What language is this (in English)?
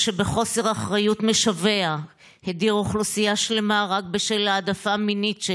Hebrew